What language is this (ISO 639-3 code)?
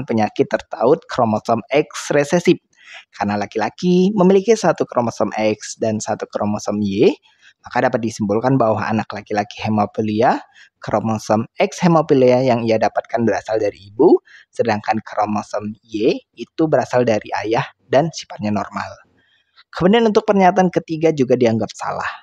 ind